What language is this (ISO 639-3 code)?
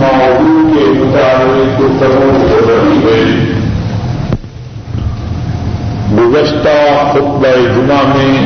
urd